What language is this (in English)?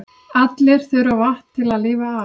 Icelandic